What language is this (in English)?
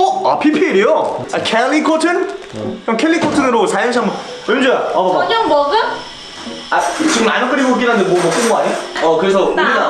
Korean